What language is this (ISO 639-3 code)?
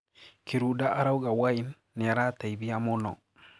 kik